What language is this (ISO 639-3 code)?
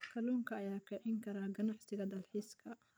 som